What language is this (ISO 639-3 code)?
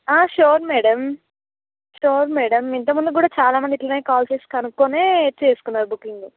tel